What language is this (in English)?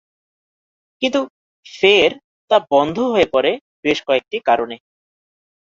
Bangla